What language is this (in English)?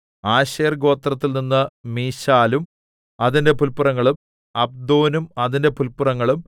Malayalam